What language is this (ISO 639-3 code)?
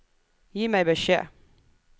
nor